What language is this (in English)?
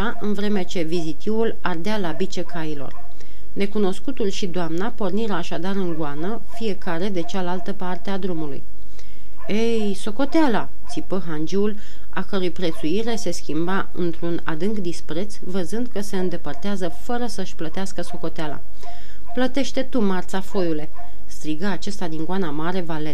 Romanian